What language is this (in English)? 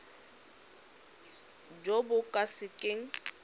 Tswana